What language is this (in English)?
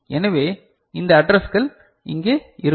Tamil